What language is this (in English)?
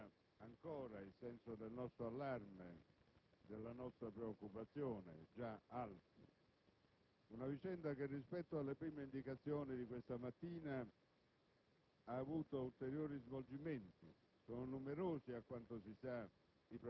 Italian